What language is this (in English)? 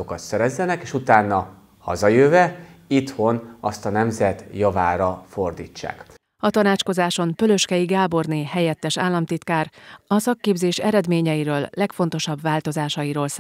Hungarian